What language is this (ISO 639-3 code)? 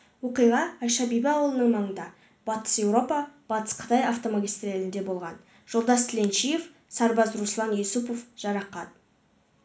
kaz